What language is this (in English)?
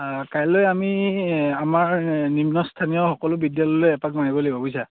Assamese